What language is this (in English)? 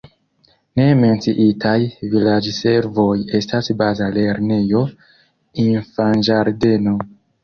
Esperanto